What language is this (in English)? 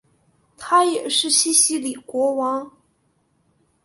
Chinese